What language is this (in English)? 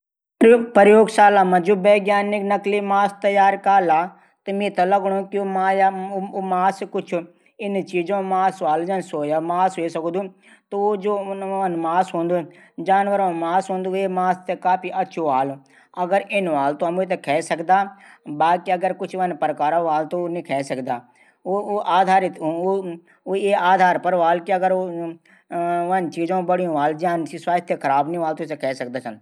Garhwali